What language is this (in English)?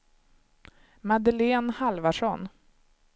Swedish